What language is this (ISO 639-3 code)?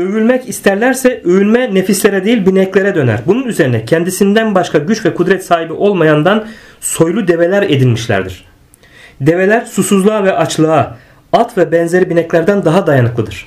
tur